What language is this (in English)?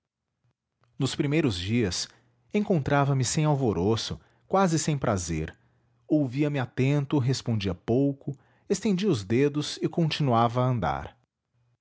Portuguese